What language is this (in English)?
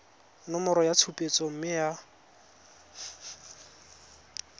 Tswana